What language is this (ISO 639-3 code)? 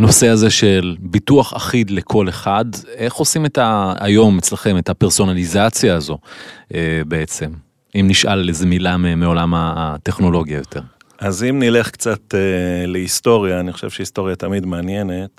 heb